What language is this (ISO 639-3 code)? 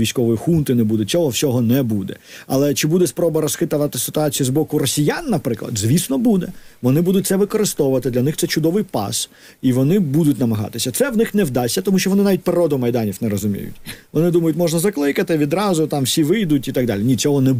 ukr